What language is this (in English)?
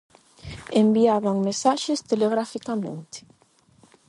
Galician